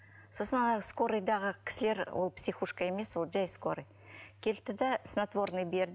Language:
Kazakh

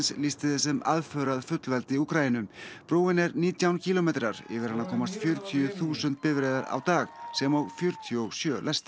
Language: Icelandic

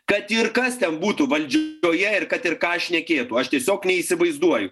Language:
Lithuanian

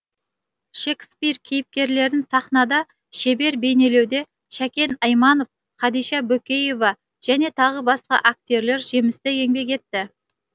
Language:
Kazakh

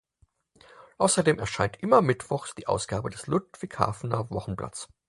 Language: German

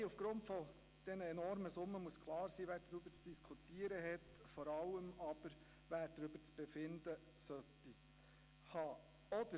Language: Swiss German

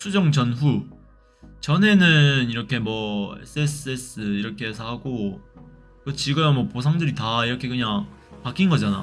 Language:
Korean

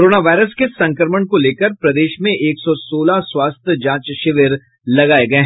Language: Hindi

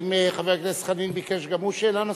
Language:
Hebrew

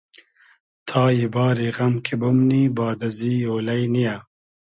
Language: Hazaragi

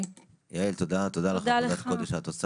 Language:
Hebrew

